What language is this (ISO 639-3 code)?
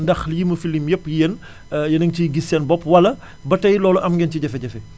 wol